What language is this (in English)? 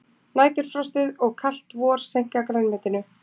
Icelandic